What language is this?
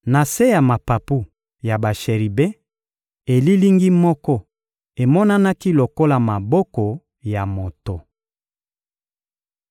Lingala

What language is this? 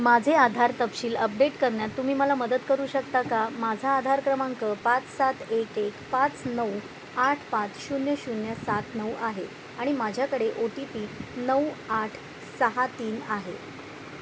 Marathi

